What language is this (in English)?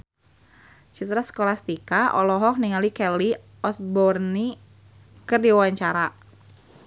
Sundanese